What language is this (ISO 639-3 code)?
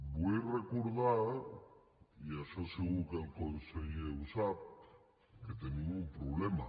cat